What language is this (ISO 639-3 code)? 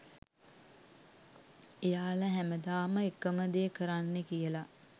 sin